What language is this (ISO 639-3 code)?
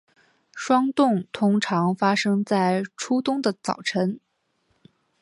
zho